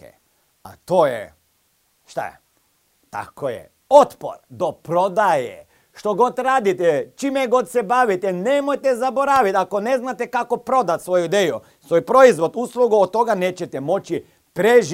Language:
Croatian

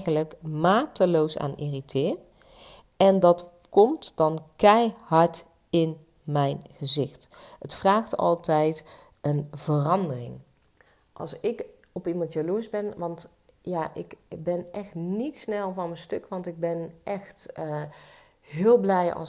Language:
Dutch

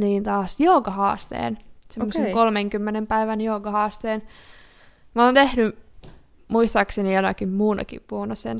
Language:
Finnish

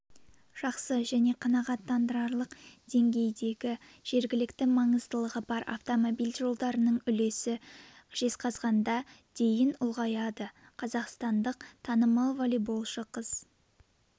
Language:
Kazakh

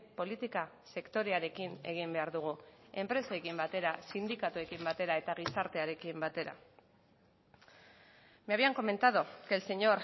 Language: Basque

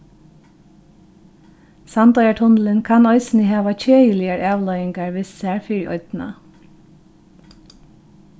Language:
Faroese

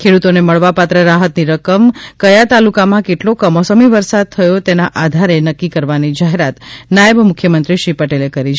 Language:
Gujarati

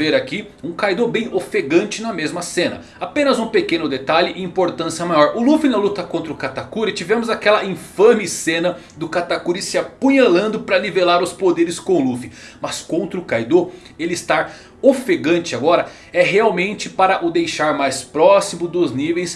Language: Portuguese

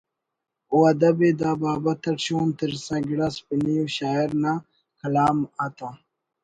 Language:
Brahui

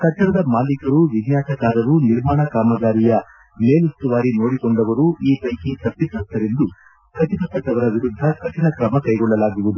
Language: Kannada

